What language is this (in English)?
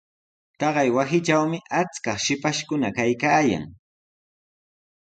Sihuas Ancash Quechua